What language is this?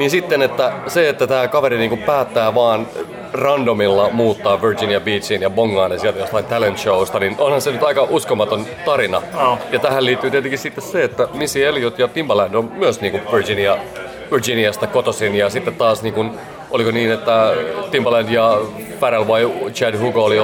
Finnish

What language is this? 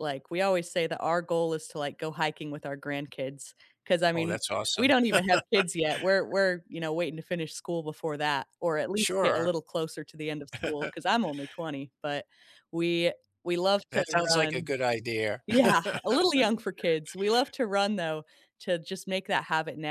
English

